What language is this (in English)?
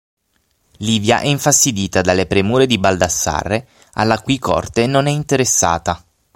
Italian